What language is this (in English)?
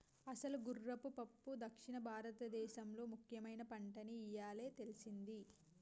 Telugu